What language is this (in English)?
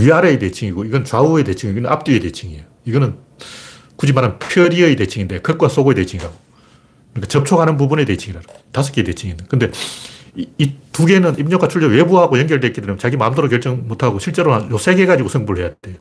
Korean